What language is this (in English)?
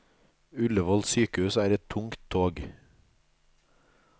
Norwegian